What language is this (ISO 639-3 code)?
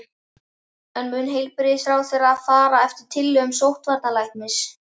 isl